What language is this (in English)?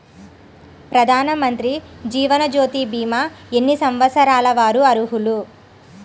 Telugu